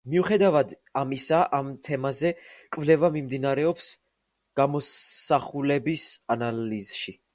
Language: Georgian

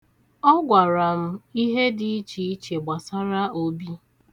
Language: Igbo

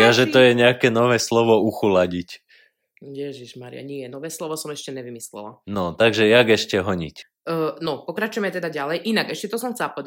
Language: Slovak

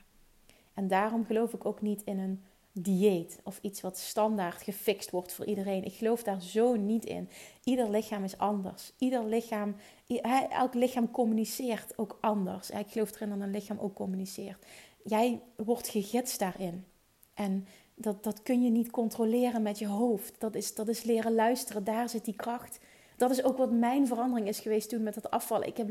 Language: Dutch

